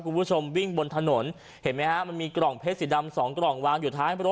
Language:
Thai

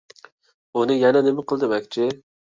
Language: Uyghur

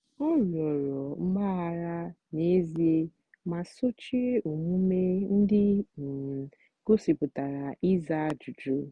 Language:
Igbo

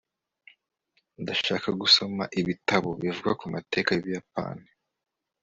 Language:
Kinyarwanda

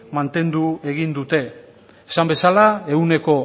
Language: Basque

